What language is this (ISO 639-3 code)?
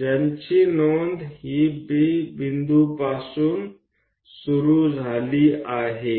mar